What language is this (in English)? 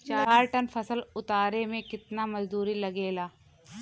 Bhojpuri